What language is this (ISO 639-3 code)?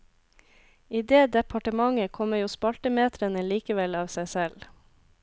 nor